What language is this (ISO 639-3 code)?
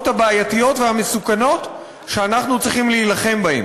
heb